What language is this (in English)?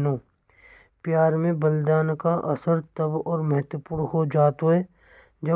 Braj